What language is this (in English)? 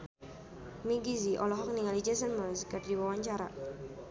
Sundanese